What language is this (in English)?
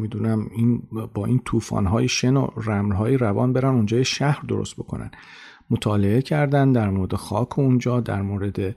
Persian